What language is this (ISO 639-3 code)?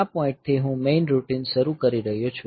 guj